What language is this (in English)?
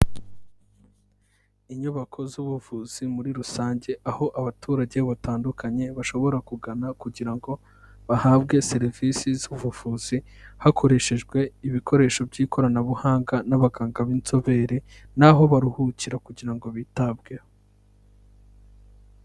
Kinyarwanda